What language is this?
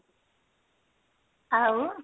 Odia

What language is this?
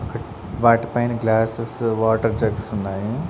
Telugu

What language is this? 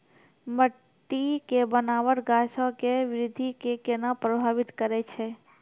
Maithili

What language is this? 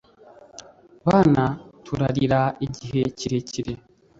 Kinyarwanda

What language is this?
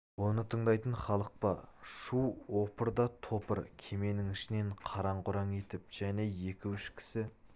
Kazakh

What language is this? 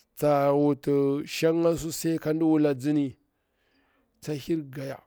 Bura-Pabir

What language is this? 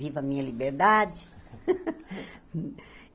Portuguese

